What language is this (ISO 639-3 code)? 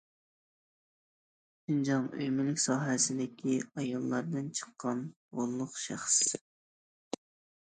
uig